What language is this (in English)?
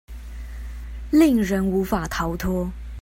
Chinese